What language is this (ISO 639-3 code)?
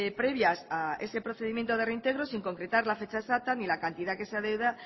spa